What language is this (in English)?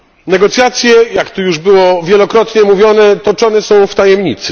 Polish